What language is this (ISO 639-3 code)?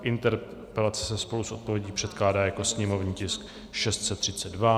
ces